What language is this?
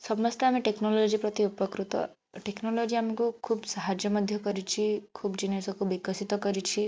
Odia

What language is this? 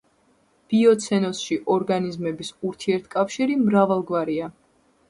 Georgian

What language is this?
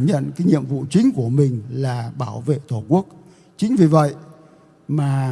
Vietnamese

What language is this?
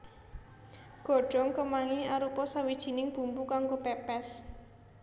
Javanese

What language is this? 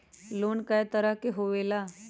Magahi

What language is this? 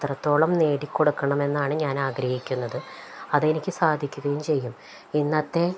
Malayalam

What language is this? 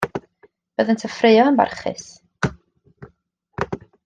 Welsh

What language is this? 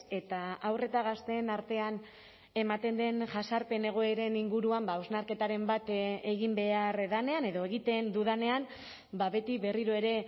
Basque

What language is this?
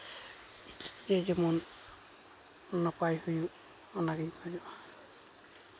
Santali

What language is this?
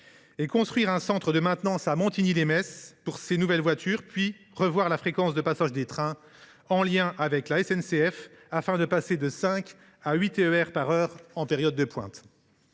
French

